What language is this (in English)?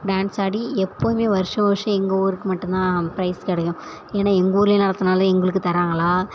Tamil